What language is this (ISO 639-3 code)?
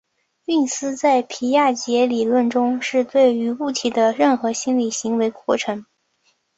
zho